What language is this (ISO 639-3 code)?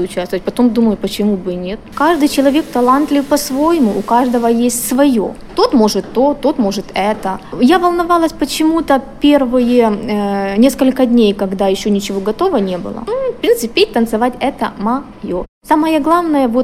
rus